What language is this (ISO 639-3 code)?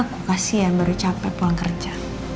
ind